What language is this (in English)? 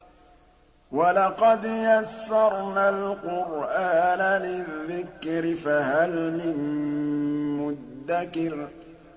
Arabic